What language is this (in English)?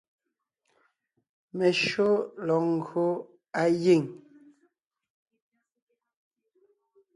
Ngiemboon